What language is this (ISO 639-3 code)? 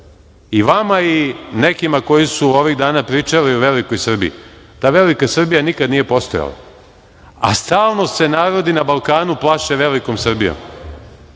srp